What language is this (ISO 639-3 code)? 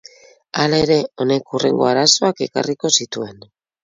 eus